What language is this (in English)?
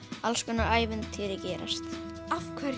Icelandic